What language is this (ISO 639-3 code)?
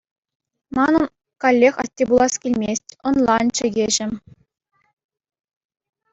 chv